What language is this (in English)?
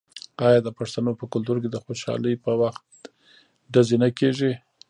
Pashto